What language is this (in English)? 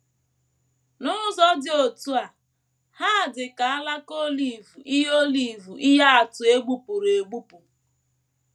Igbo